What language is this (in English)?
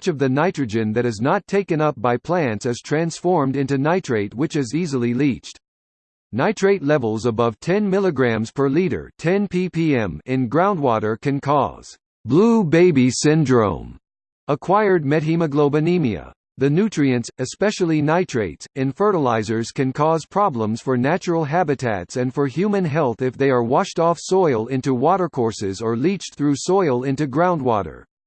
English